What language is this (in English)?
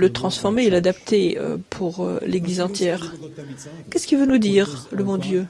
French